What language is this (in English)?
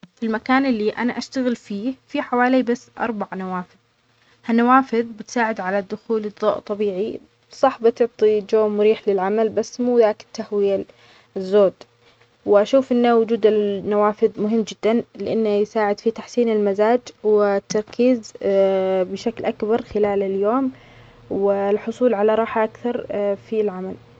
Omani Arabic